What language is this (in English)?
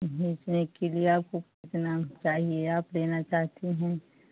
Hindi